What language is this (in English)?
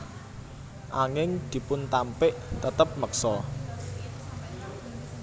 Javanese